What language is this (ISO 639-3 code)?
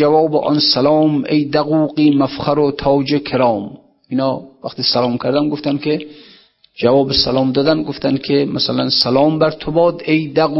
fas